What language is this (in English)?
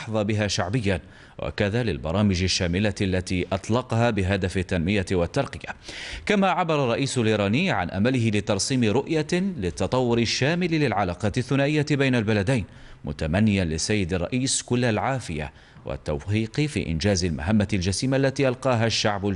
Arabic